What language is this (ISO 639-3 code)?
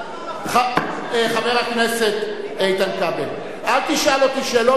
heb